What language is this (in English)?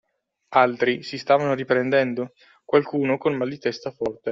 Italian